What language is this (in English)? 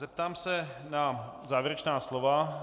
Czech